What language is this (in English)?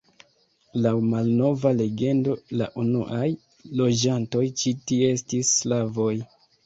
Esperanto